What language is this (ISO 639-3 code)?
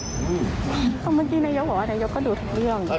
tha